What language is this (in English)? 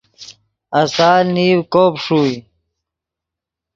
Yidgha